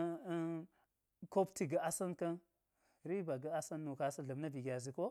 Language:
Geji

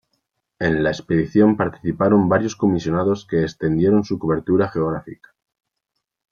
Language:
Spanish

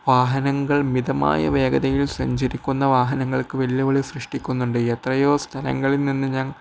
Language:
Malayalam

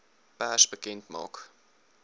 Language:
Afrikaans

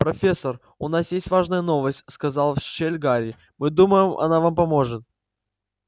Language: Russian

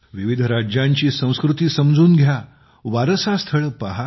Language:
Marathi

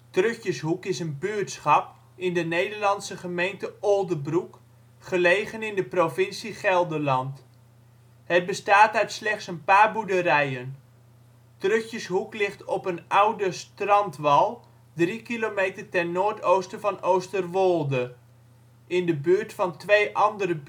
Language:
Dutch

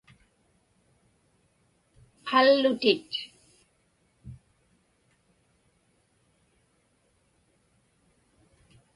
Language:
Inupiaq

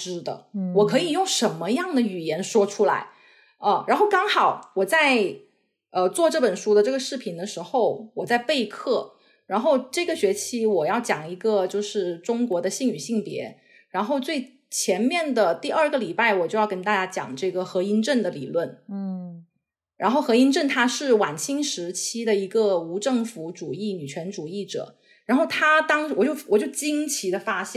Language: Chinese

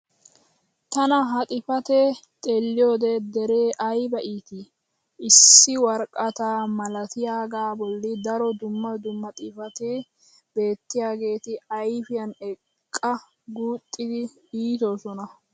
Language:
Wolaytta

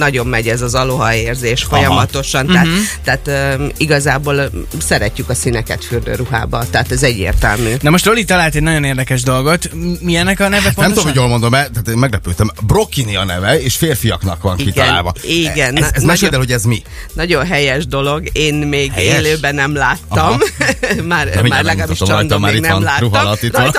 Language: Hungarian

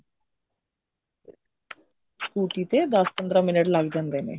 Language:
Punjabi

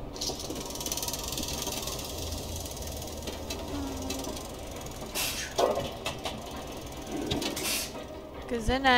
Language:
English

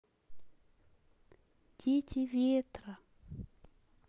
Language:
Russian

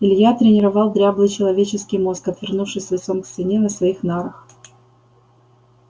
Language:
Russian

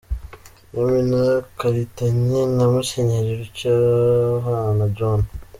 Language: Kinyarwanda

